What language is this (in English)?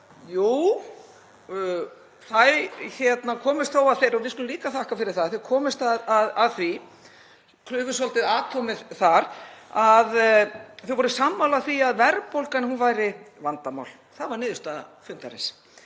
Icelandic